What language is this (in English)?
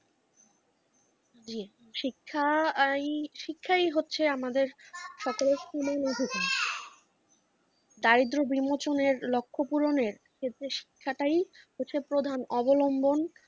Bangla